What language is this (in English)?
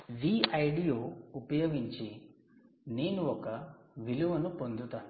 Telugu